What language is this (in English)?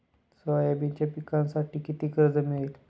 Marathi